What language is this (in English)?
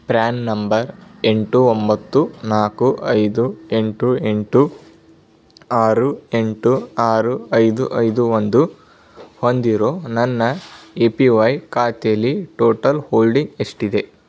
Kannada